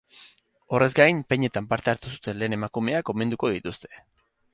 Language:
Basque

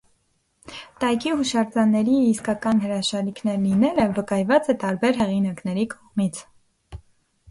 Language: Armenian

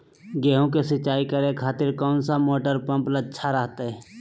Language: Magahi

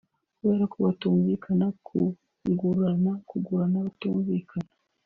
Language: Kinyarwanda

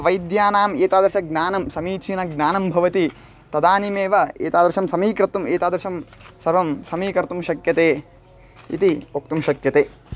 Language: Sanskrit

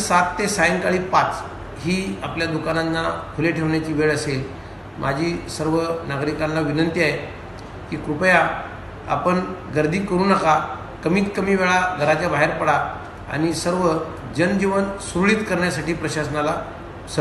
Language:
Hindi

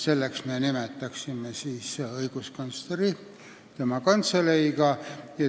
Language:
Estonian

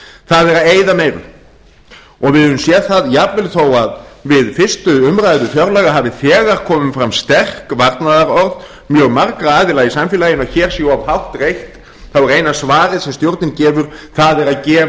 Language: Icelandic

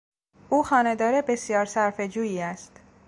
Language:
Persian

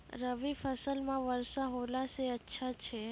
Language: Maithili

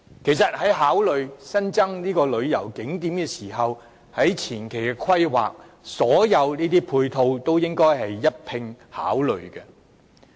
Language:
Cantonese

